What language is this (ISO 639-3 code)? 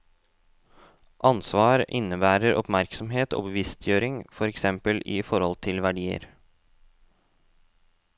nor